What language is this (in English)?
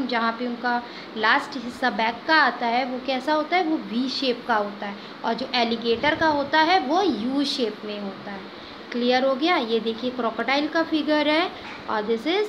Hindi